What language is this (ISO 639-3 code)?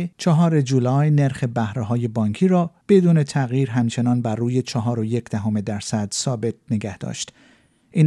fas